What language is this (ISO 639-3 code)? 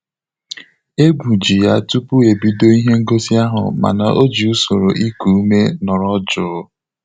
ibo